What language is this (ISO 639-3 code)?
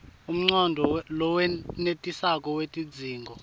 ssw